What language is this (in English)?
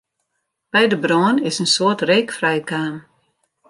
Western Frisian